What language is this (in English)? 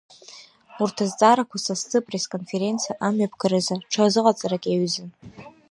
Abkhazian